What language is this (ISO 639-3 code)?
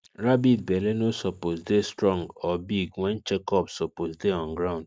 pcm